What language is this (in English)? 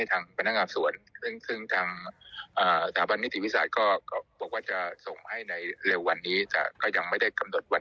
Thai